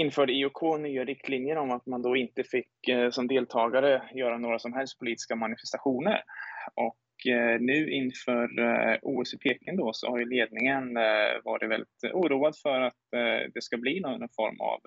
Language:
Swedish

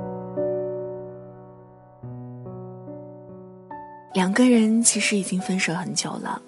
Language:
Chinese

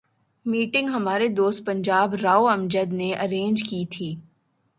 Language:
Urdu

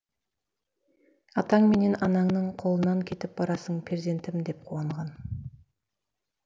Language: Kazakh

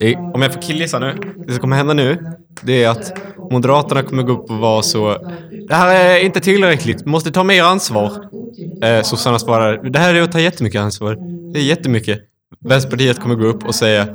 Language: Swedish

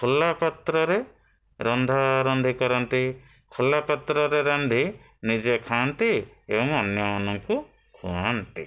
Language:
Odia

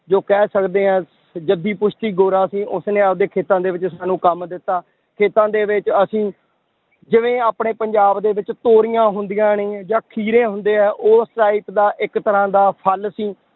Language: Punjabi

